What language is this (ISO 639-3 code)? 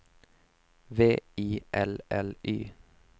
swe